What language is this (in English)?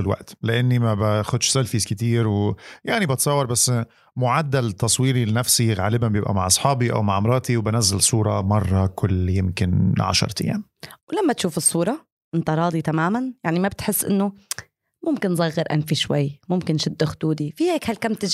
Arabic